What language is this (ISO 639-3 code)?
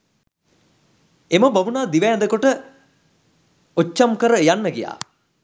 sin